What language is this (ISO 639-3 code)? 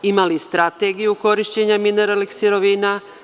srp